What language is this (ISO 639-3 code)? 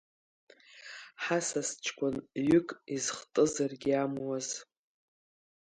abk